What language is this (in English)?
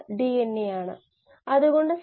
Malayalam